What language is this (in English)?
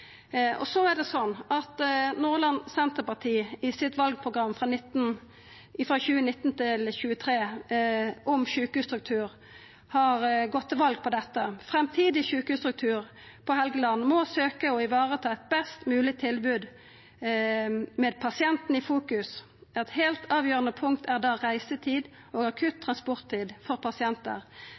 Norwegian Nynorsk